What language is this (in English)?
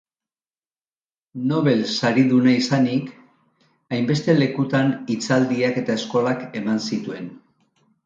Basque